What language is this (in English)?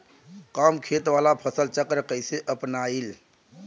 Bhojpuri